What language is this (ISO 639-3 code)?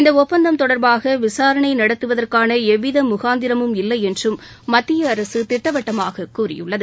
tam